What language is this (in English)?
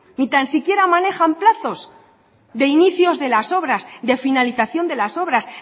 Spanish